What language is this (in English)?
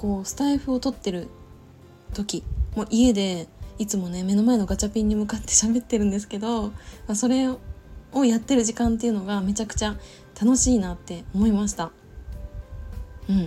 Japanese